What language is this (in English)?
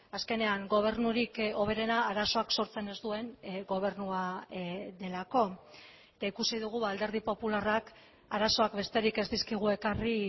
Basque